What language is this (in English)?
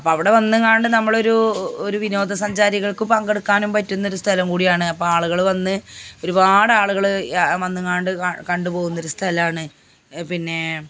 Malayalam